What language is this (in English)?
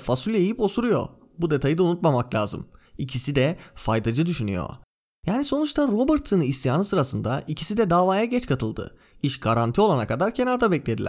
Turkish